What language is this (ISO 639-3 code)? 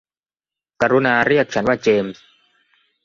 tha